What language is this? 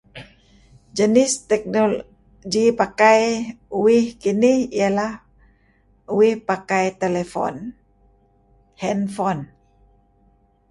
Kelabit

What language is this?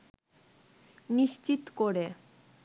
Bangla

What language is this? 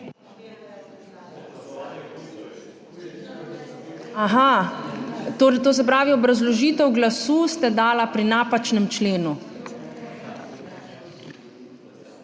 Slovenian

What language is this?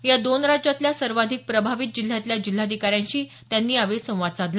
Marathi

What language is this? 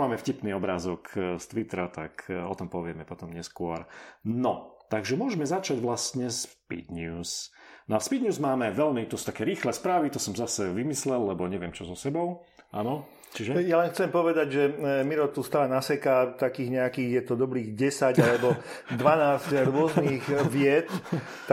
Slovak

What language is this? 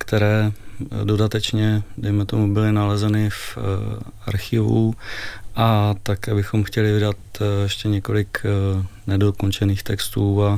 Czech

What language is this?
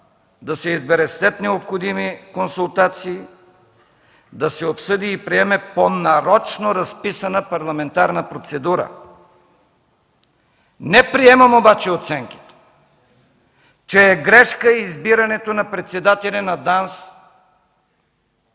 Bulgarian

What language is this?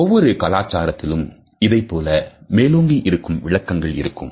Tamil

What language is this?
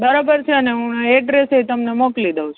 Gujarati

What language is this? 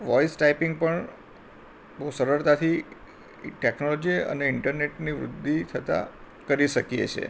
Gujarati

